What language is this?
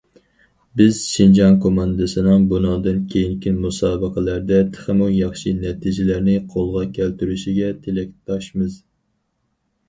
Uyghur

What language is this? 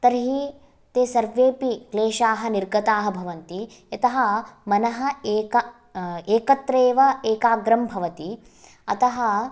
Sanskrit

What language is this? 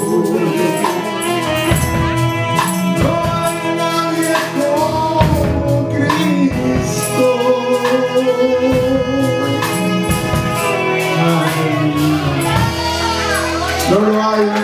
Greek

